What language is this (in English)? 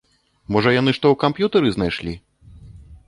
Belarusian